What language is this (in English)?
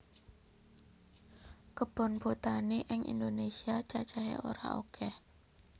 Javanese